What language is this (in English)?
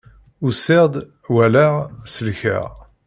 Kabyle